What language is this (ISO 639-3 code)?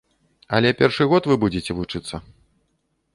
bel